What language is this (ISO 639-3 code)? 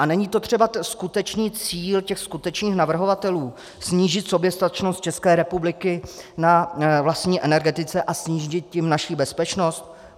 ces